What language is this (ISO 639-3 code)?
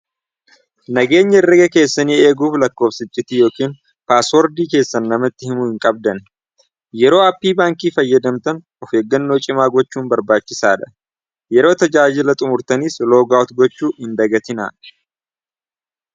orm